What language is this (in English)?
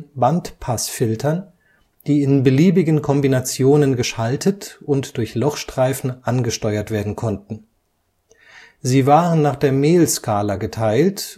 German